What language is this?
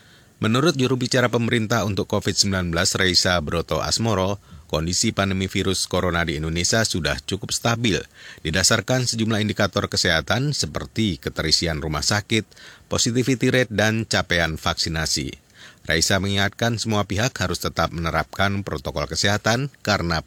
Indonesian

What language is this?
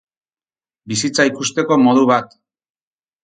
Basque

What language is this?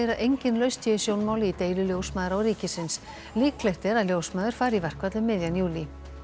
Icelandic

